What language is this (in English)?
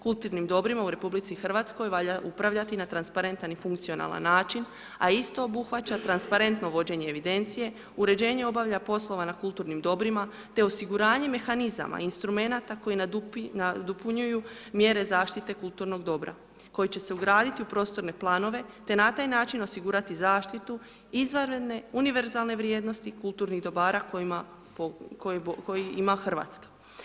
Croatian